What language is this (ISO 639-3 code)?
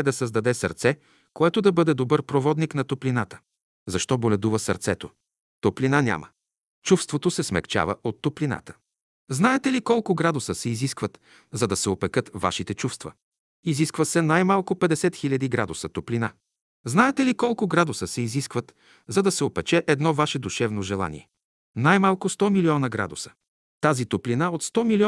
bul